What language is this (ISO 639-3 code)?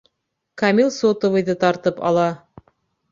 bak